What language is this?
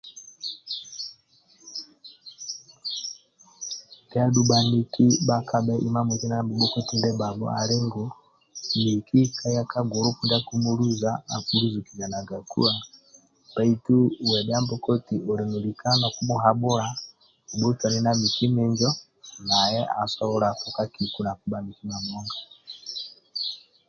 Amba (Uganda)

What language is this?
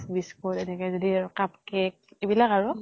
Assamese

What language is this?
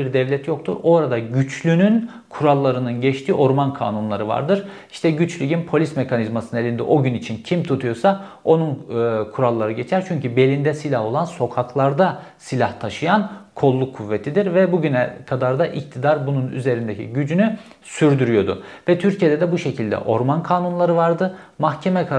Turkish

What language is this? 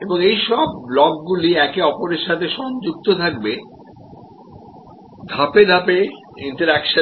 Bangla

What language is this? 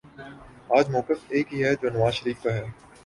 Urdu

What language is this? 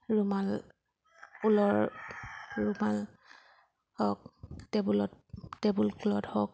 Assamese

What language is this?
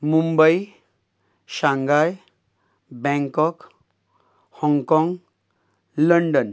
Konkani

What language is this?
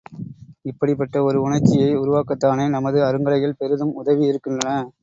Tamil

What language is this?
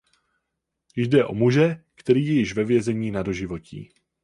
Czech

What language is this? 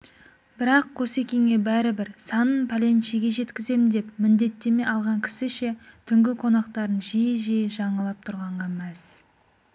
Kazakh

